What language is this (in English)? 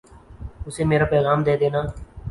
Urdu